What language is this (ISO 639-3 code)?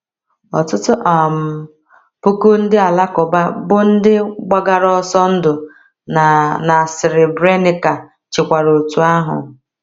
ibo